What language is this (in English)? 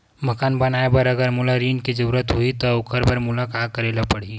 Chhattisgarhi